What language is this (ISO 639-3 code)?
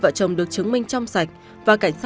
vie